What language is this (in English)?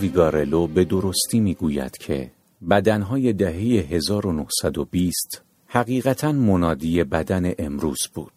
Persian